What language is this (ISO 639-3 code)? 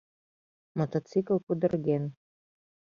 chm